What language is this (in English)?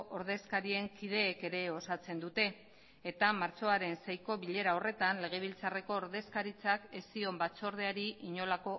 Basque